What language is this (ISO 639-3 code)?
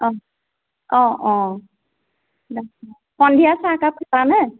asm